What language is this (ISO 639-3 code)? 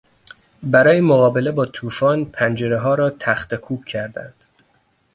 fas